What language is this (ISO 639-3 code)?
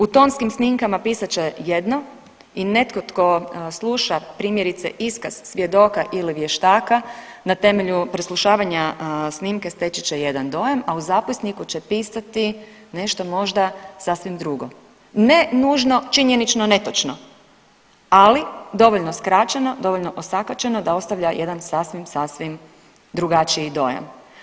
hrv